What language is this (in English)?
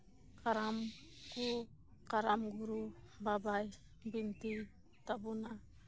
Santali